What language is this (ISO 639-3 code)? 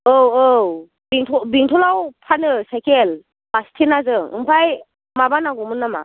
brx